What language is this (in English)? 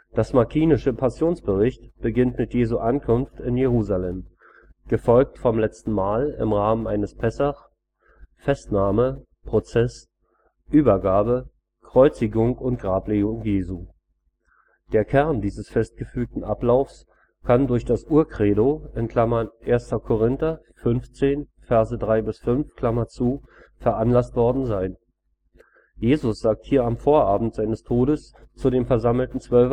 German